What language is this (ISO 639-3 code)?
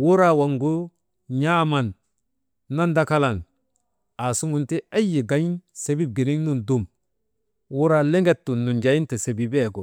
mde